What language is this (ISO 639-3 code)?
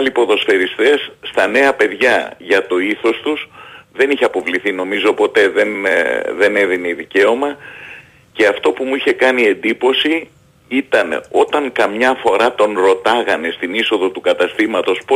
ell